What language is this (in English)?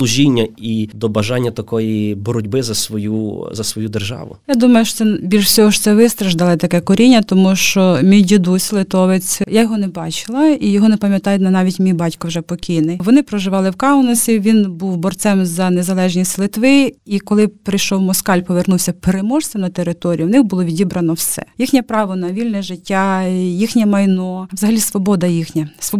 Ukrainian